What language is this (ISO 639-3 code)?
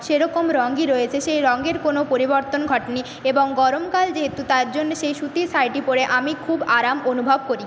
ben